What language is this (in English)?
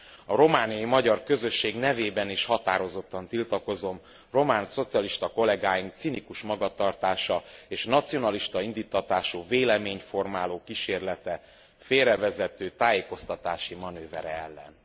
Hungarian